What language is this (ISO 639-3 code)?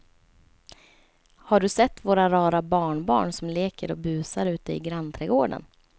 swe